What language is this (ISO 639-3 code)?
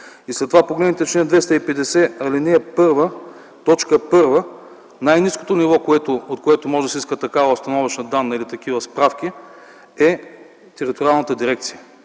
bul